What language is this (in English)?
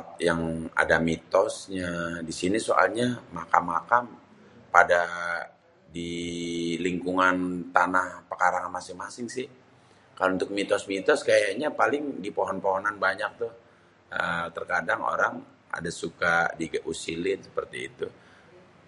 Betawi